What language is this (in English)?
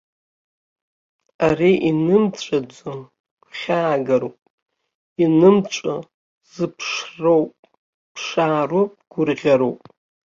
Abkhazian